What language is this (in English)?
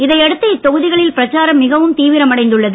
Tamil